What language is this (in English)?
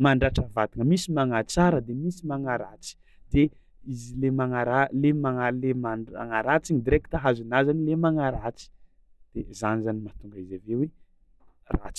Tsimihety Malagasy